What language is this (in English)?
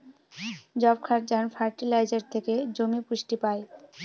Bangla